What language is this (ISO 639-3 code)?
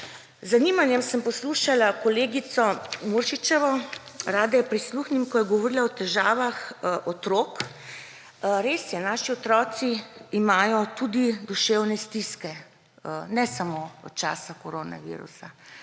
slv